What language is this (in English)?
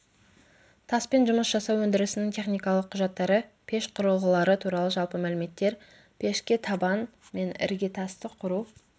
Kazakh